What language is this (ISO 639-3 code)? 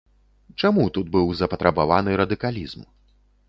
bel